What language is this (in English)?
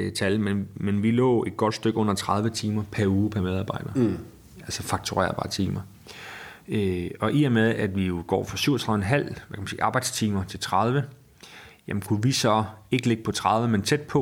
Danish